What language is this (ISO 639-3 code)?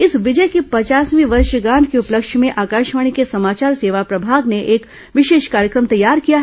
hin